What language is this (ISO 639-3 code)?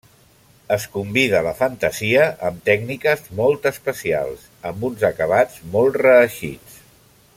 cat